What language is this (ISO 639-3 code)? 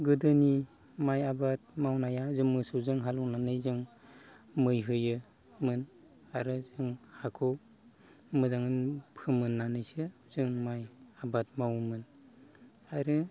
brx